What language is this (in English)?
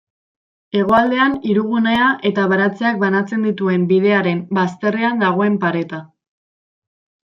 Basque